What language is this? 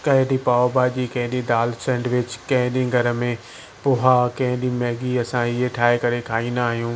Sindhi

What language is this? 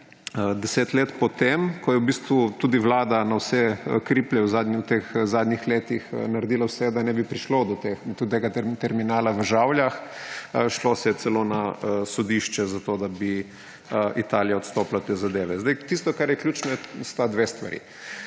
Slovenian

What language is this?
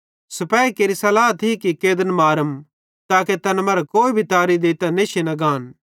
Bhadrawahi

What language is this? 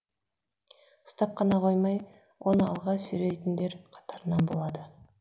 Kazakh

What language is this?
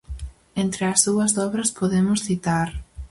Galician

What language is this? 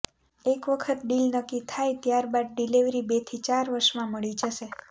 Gujarati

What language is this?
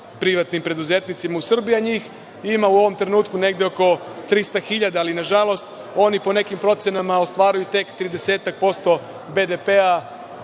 Serbian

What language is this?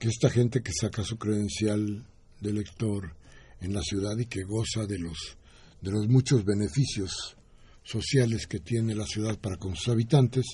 Spanish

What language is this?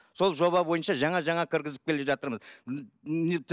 Kazakh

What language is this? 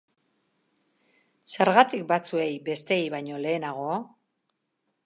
Basque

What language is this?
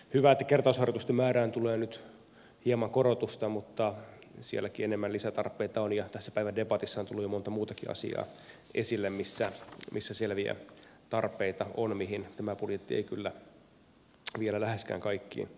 Finnish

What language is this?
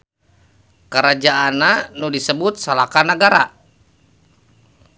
Sundanese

